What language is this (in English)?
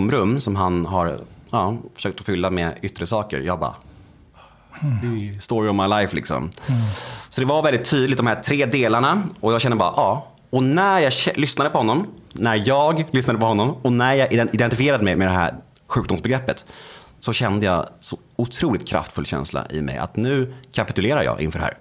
Swedish